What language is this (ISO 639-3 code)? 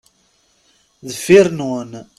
kab